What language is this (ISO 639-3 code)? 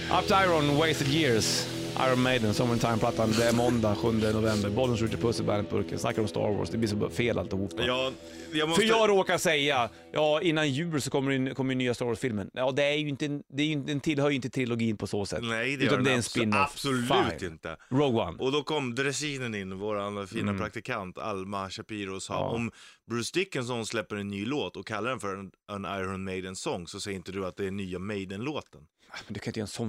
swe